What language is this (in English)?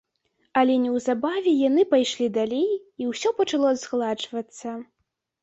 Belarusian